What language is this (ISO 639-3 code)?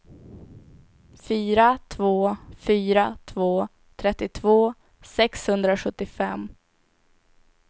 swe